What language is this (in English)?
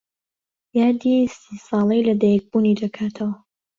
Central Kurdish